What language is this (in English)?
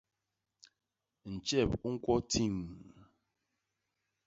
Basaa